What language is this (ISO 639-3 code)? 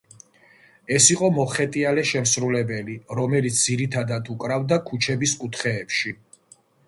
kat